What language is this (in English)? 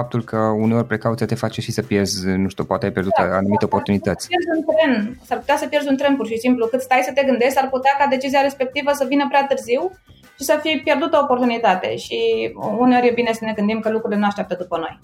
Romanian